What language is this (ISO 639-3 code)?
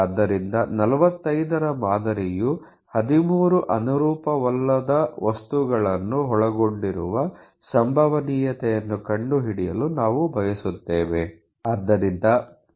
kan